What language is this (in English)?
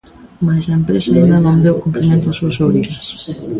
Galician